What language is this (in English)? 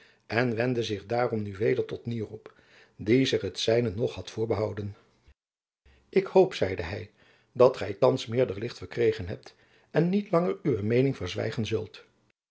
Dutch